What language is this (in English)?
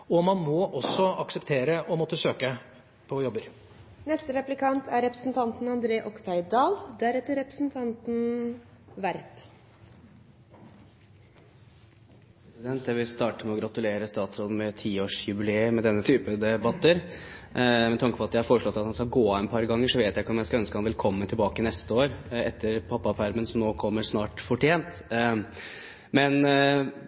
Norwegian Bokmål